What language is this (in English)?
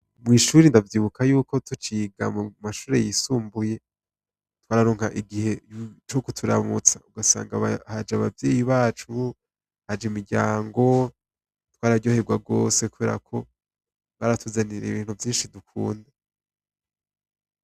Rundi